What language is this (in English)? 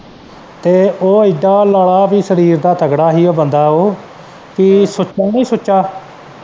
Punjabi